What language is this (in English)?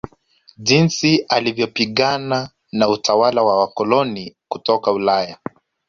Swahili